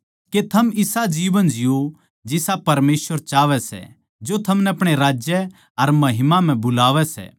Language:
Haryanvi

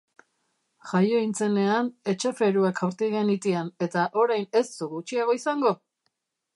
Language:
Basque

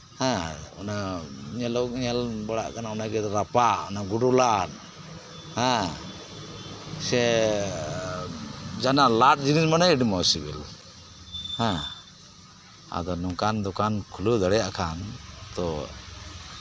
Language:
Santali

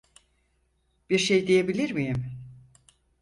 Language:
Turkish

